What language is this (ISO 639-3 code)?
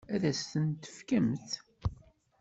kab